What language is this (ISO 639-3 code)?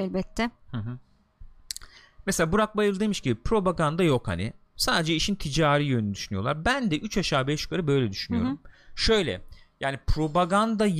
tur